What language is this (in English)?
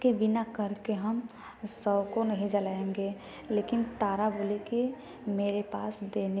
Hindi